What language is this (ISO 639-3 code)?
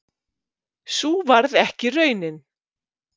isl